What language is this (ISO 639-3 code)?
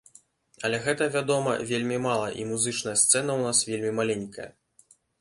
bel